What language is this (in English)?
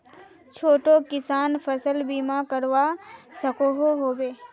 Magahi